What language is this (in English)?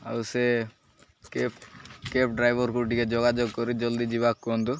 Odia